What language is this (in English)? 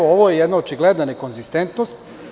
Serbian